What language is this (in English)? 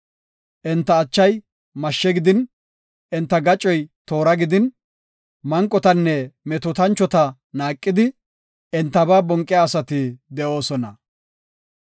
Gofa